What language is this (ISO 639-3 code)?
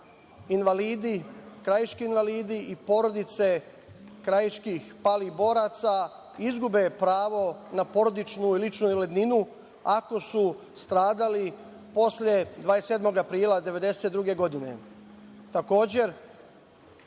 srp